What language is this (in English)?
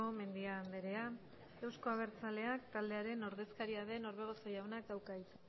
Basque